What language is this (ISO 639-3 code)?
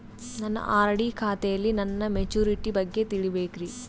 kan